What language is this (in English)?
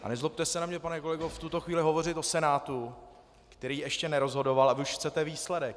Czech